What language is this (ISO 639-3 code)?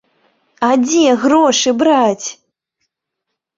bel